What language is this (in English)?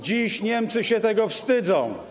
Polish